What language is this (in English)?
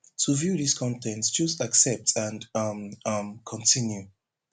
Nigerian Pidgin